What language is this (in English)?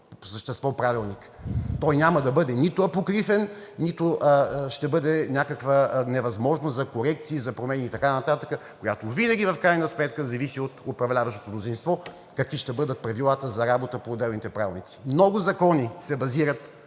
Bulgarian